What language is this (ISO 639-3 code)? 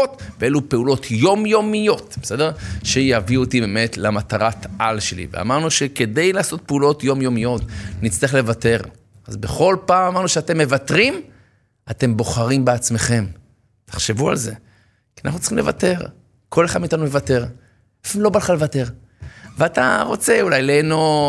heb